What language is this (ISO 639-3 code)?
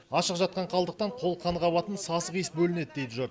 kaz